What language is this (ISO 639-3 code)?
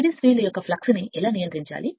tel